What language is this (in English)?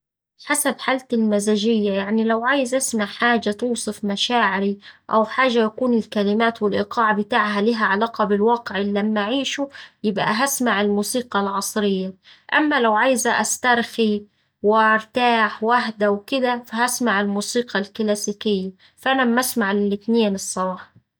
Saidi Arabic